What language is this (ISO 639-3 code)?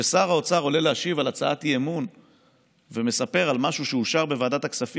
heb